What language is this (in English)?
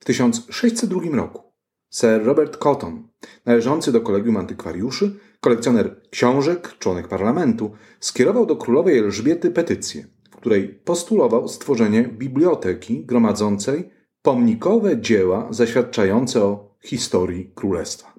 Polish